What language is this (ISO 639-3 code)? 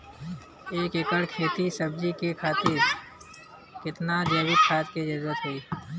bho